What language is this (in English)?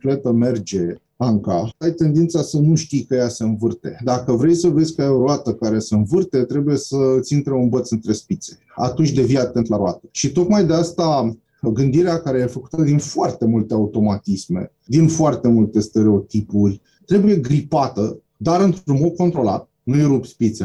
Romanian